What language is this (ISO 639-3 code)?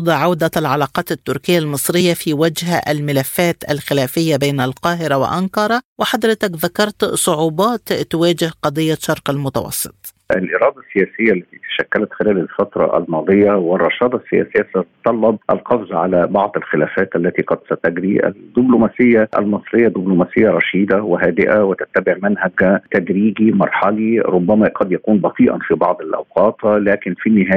ara